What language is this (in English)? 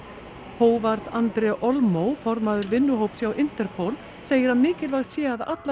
Icelandic